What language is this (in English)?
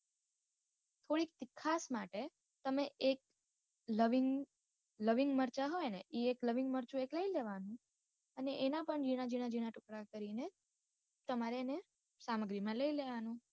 Gujarati